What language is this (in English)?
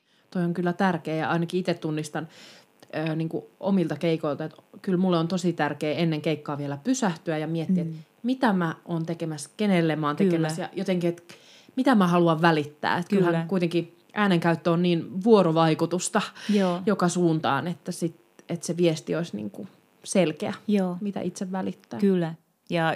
Finnish